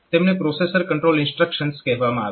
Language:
Gujarati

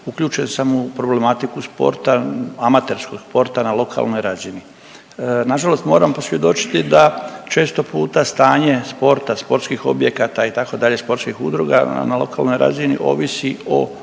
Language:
Croatian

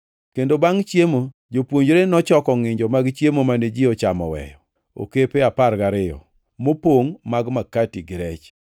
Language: Luo (Kenya and Tanzania)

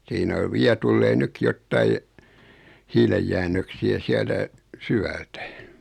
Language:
Finnish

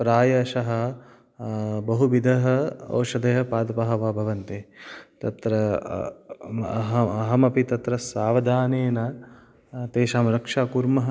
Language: Sanskrit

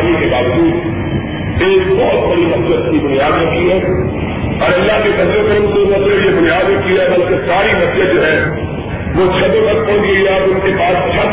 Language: Urdu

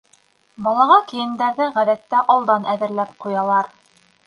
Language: Bashkir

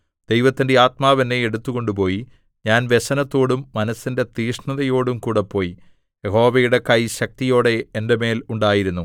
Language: Malayalam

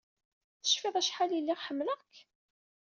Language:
Kabyle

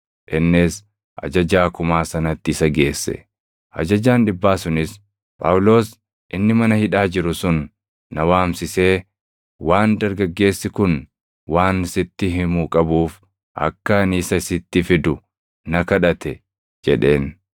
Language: Oromo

